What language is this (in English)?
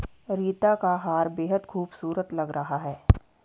Hindi